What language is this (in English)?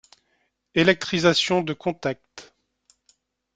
French